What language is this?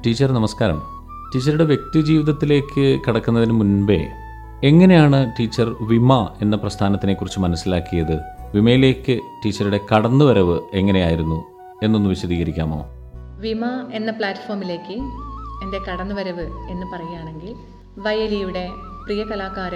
Malayalam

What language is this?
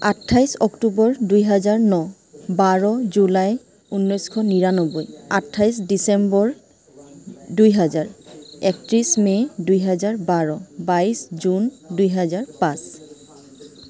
Assamese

